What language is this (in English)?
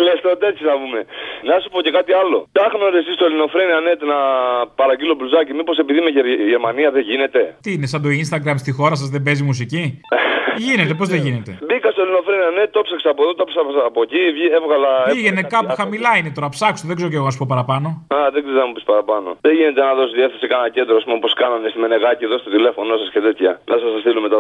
Greek